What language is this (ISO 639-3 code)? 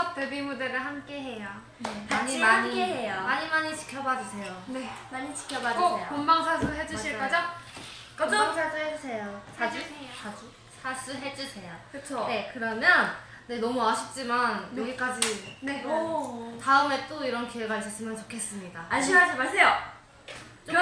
kor